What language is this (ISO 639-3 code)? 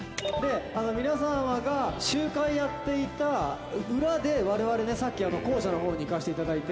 jpn